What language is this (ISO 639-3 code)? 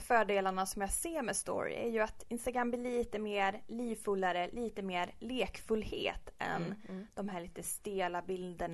swe